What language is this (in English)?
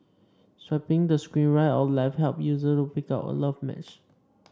English